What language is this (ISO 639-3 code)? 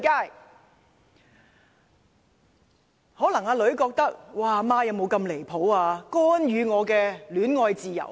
yue